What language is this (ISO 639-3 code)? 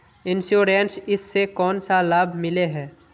mag